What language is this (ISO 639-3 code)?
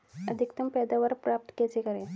hin